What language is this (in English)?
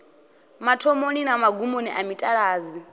Venda